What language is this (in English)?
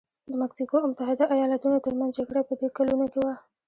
Pashto